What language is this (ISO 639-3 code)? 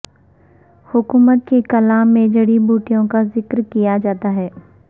urd